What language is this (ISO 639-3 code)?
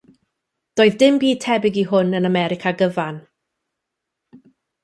cym